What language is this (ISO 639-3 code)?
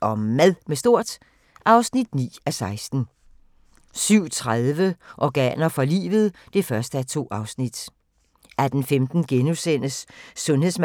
dan